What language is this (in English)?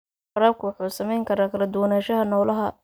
Somali